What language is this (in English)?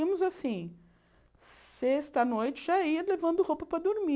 Portuguese